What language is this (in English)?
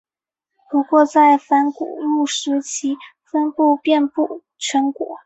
Chinese